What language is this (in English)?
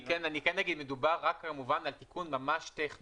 Hebrew